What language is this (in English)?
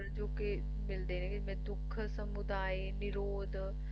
Punjabi